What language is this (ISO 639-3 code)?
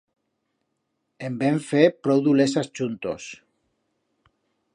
arg